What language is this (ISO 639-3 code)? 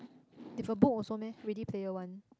eng